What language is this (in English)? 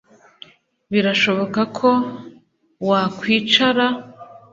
Kinyarwanda